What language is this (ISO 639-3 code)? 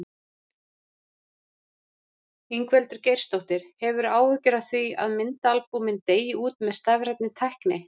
isl